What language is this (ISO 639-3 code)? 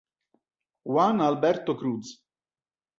ita